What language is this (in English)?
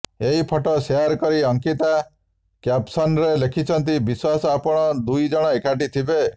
Odia